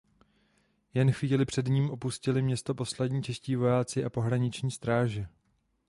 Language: Czech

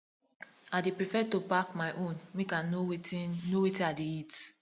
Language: Nigerian Pidgin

